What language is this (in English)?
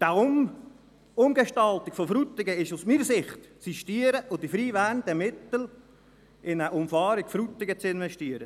Swiss German